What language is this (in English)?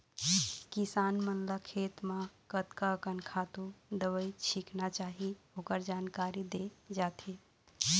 Chhattisgarhi